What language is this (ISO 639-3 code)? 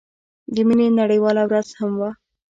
pus